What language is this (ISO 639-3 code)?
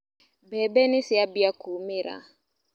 kik